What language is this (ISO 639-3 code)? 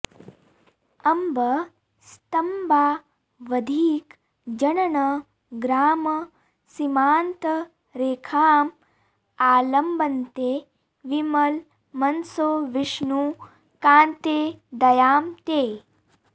san